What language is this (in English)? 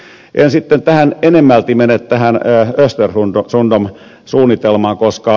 Finnish